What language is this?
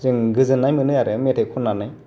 Bodo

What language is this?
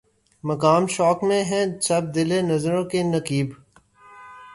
Urdu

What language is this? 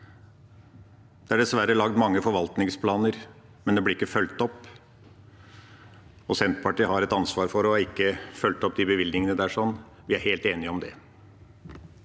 Norwegian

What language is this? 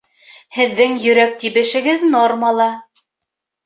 Bashkir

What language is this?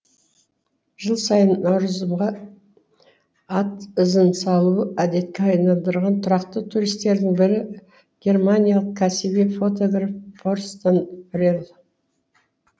Kazakh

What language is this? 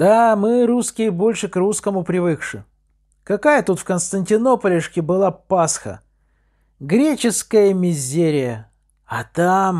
Russian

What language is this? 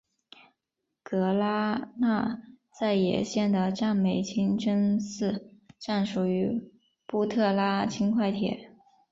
Chinese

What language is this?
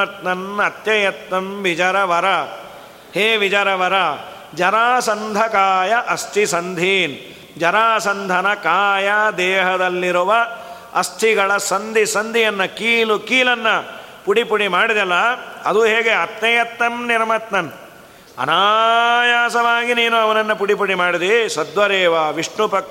Kannada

